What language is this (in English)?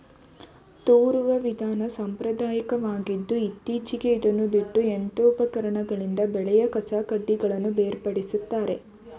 Kannada